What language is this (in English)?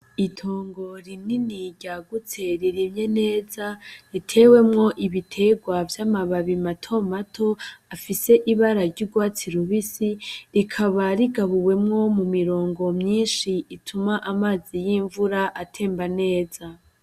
Rundi